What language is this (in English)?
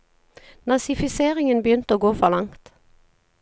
Norwegian